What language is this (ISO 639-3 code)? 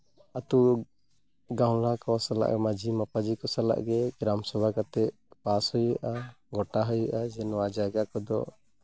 sat